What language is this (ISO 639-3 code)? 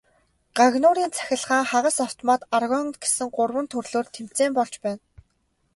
mon